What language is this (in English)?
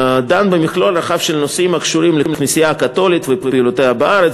Hebrew